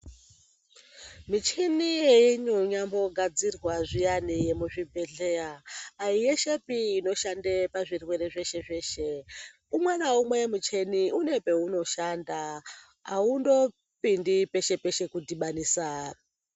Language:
Ndau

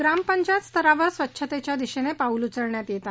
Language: Marathi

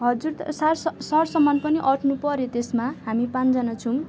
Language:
Nepali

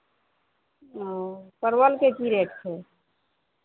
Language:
Maithili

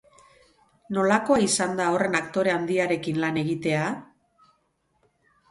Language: Basque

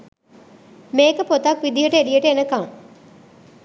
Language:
Sinhala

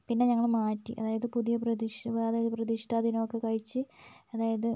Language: Malayalam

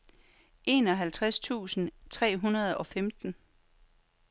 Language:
Danish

